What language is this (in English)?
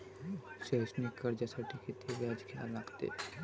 Marathi